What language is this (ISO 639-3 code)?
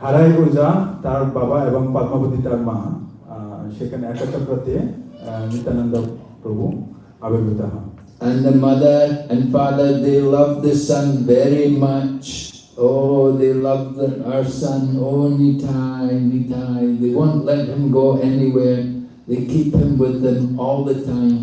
eng